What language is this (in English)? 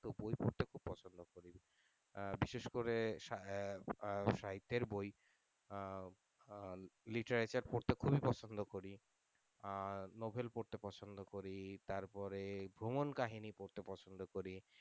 Bangla